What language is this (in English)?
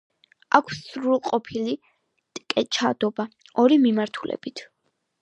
Georgian